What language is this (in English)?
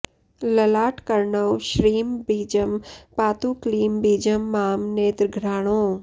Sanskrit